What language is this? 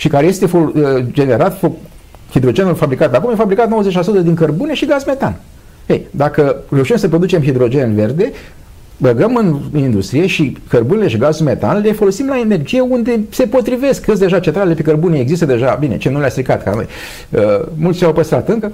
Romanian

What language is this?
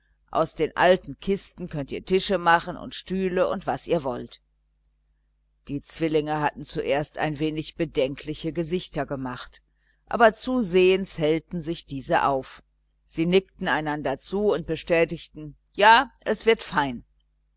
German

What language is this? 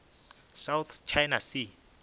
Northern Sotho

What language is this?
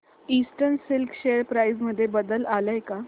Marathi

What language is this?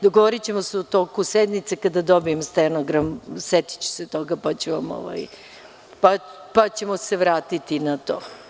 Serbian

